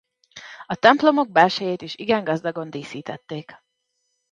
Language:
Hungarian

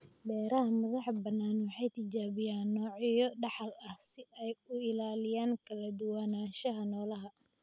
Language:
Somali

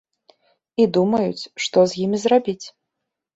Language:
Belarusian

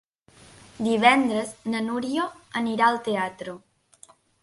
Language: Catalan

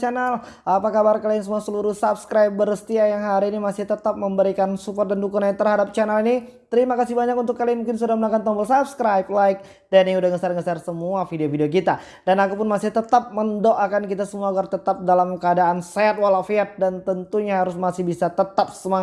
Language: Indonesian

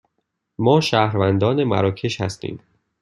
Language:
Persian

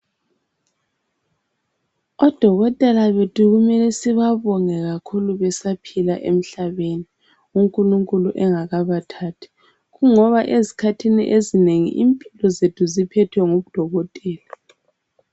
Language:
North Ndebele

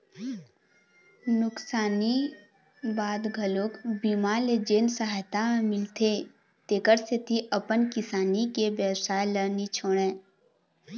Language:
Chhattisgarhi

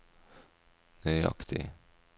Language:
Norwegian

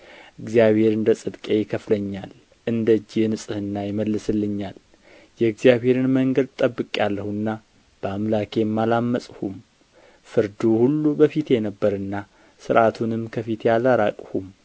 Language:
Amharic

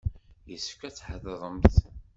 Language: Kabyle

